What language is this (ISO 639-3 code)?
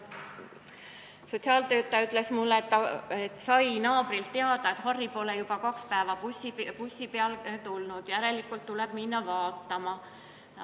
est